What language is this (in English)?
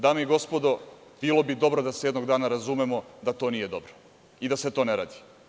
Serbian